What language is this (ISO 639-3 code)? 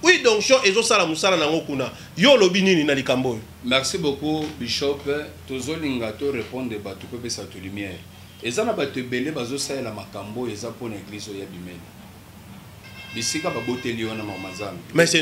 fra